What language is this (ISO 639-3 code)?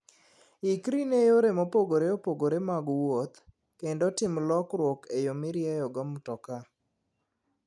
luo